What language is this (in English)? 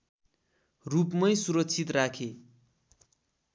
Nepali